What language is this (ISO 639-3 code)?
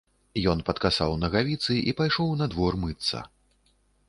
bel